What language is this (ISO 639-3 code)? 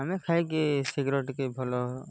ori